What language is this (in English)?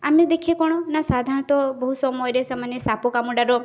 Odia